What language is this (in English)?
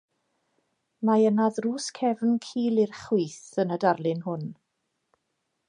Welsh